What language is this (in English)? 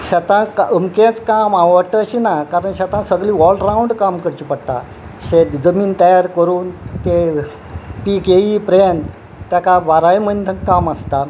Konkani